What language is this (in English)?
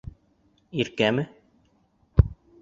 Bashkir